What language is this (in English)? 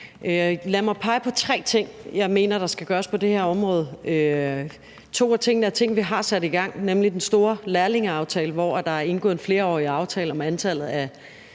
Danish